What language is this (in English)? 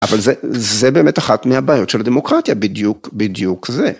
Hebrew